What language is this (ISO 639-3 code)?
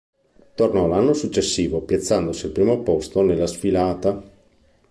ita